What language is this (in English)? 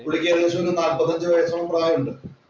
Malayalam